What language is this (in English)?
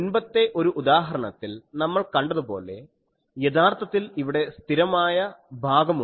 Malayalam